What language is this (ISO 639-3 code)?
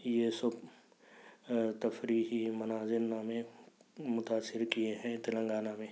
urd